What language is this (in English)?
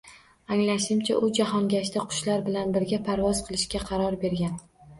Uzbek